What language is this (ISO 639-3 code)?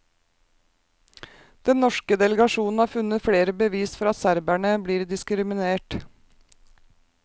nor